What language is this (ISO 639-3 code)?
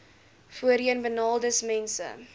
afr